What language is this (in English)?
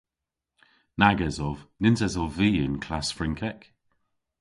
Cornish